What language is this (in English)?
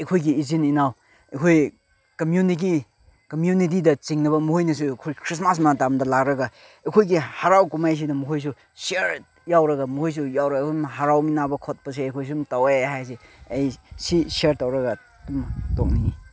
Manipuri